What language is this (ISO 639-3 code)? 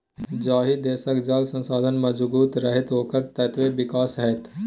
mai